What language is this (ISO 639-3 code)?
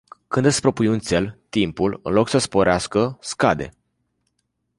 ron